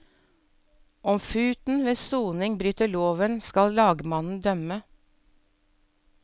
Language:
Norwegian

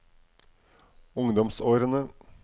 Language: Norwegian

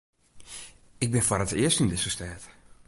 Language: Western Frisian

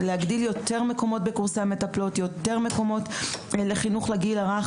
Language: Hebrew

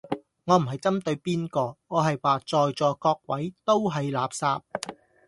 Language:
Cantonese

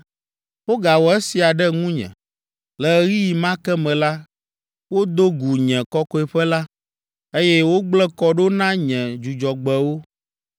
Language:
Ewe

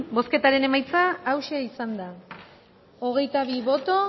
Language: Basque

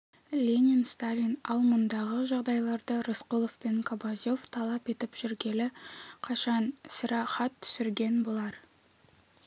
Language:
Kazakh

